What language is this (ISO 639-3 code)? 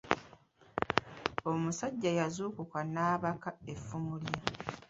lug